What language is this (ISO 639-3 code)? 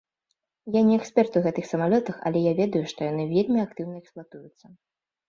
bel